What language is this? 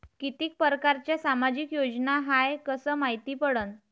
Marathi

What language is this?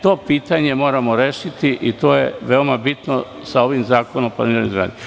Serbian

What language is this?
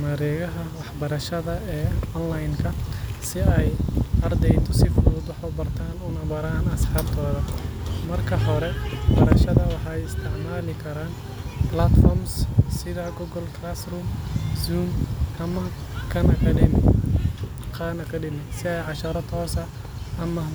Somali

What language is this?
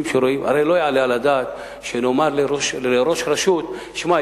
Hebrew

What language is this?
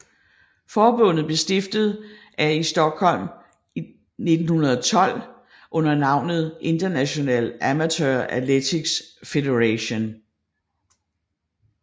Danish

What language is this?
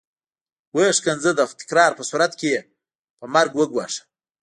Pashto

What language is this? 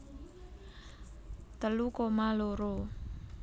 Javanese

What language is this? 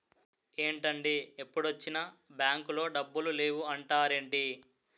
Telugu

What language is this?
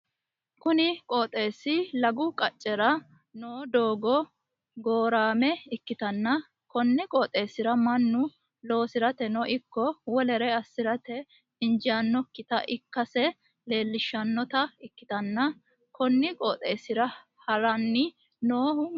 Sidamo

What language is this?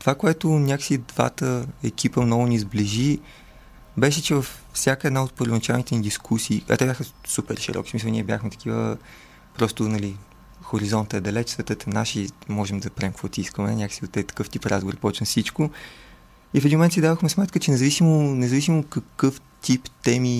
Bulgarian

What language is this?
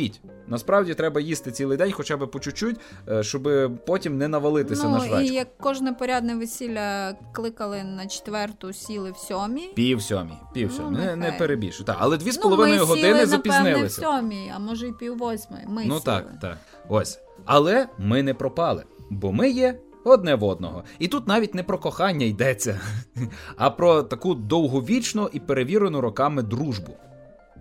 Ukrainian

